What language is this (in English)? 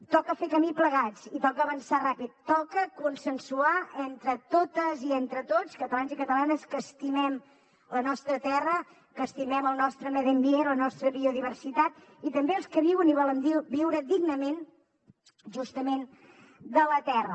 Catalan